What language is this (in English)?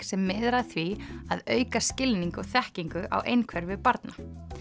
Icelandic